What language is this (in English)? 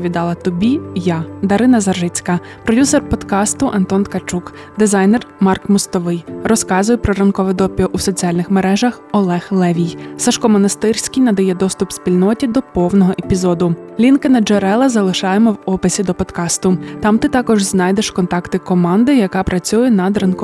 Ukrainian